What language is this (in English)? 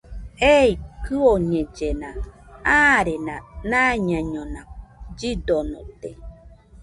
Nüpode Huitoto